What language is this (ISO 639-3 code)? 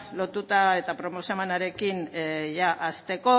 eus